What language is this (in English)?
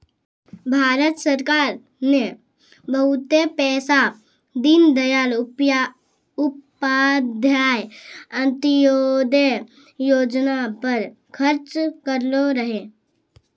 Maithili